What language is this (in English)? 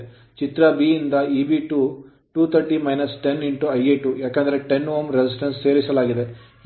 Kannada